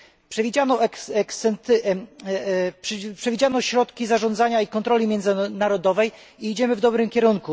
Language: Polish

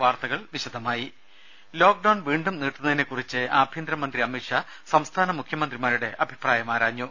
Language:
Malayalam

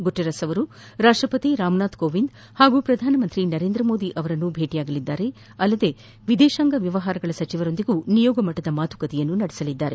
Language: Kannada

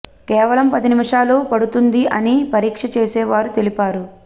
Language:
Telugu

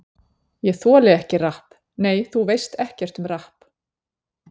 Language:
Icelandic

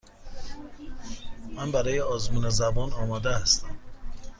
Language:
Persian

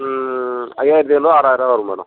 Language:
Tamil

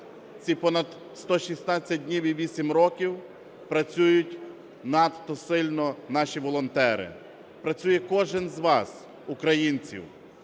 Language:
Ukrainian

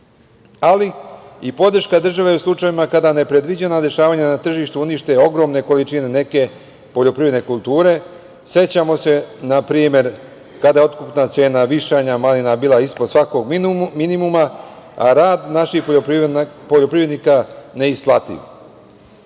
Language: Serbian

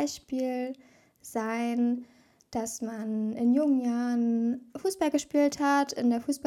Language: German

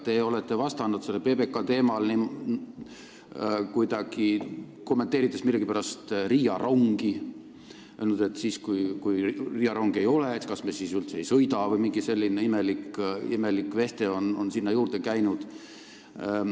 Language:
Estonian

